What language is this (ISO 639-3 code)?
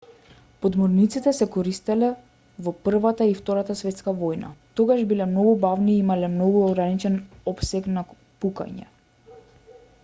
mkd